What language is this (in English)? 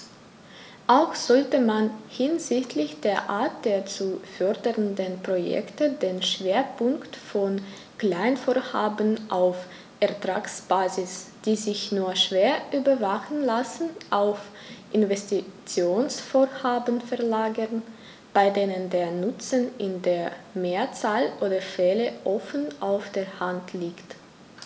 German